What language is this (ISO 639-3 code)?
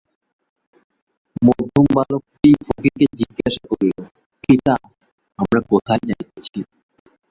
ben